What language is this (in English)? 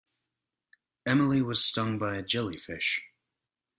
English